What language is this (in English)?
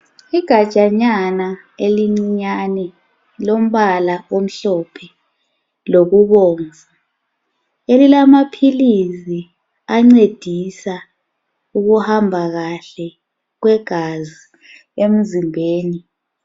North Ndebele